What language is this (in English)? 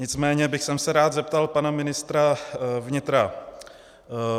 Czech